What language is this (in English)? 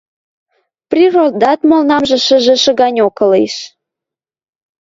Western Mari